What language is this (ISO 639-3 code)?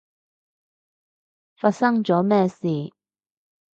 yue